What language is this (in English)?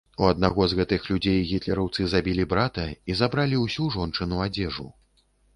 Belarusian